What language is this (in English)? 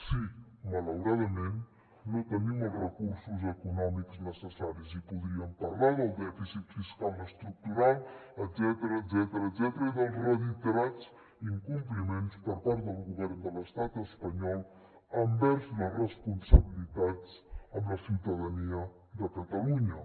Catalan